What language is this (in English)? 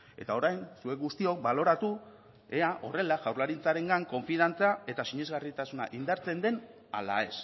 Basque